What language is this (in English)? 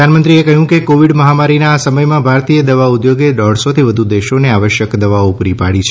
Gujarati